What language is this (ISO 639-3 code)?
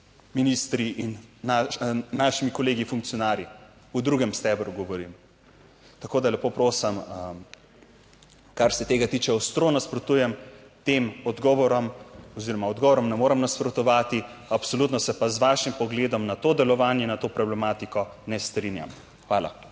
slv